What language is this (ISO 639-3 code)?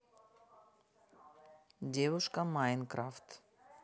rus